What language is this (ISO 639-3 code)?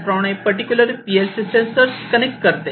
mar